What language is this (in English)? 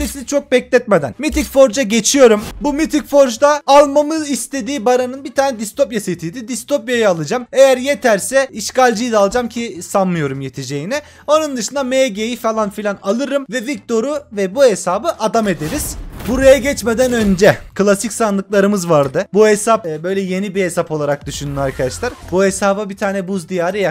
Turkish